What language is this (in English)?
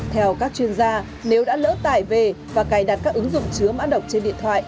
Vietnamese